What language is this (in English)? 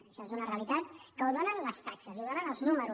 Catalan